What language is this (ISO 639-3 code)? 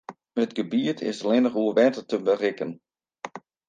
fry